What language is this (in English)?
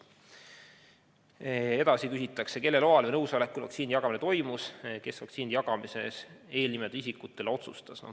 Estonian